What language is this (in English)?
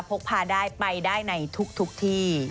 Thai